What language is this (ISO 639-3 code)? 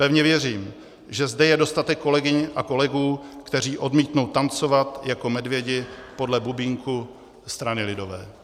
ces